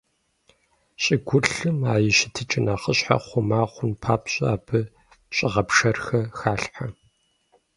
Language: Kabardian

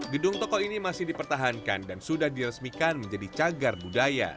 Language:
Indonesian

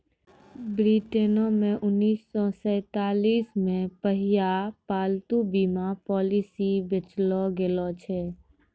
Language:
Maithili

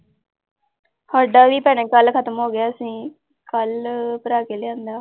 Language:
Punjabi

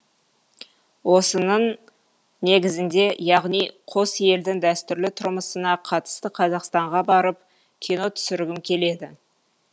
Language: Kazakh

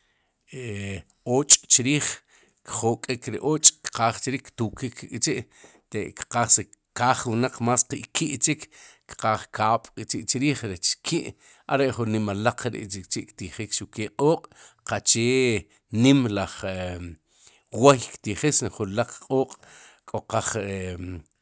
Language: Sipacapense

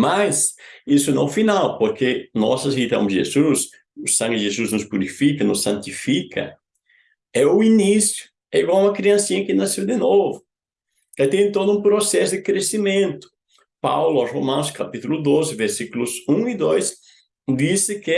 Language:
Portuguese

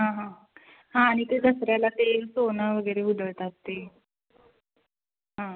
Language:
Marathi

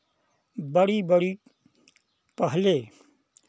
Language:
Hindi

